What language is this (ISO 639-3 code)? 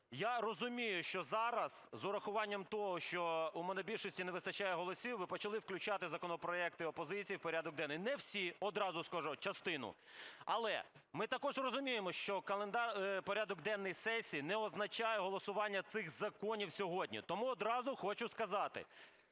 ukr